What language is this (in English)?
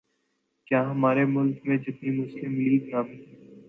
Urdu